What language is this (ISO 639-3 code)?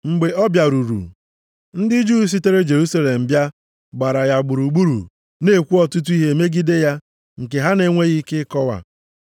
ibo